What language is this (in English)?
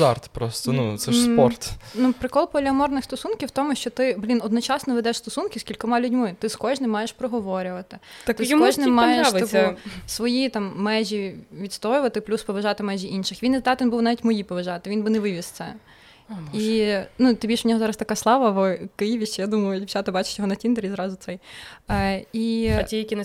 Ukrainian